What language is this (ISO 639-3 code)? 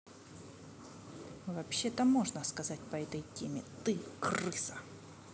rus